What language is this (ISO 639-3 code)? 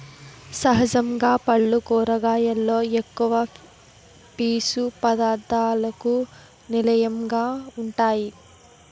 tel